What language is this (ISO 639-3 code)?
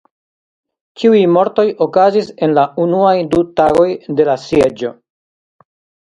epo